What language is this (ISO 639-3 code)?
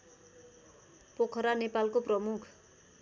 nep